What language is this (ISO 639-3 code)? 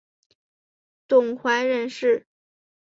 zho